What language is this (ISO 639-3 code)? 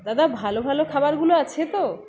ben